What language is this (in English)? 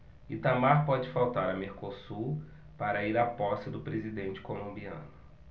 Portuguese